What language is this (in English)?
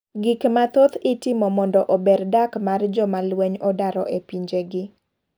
Luo (Kenya and Tanzania)